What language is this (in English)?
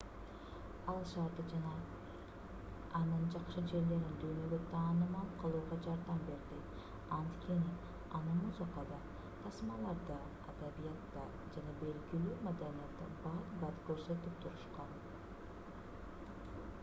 Kyrgyz